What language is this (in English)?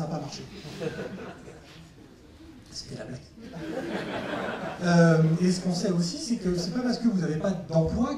French